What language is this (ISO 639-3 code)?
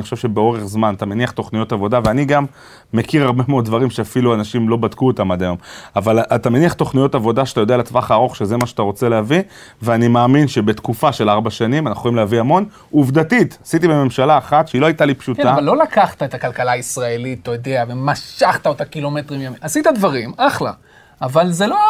heb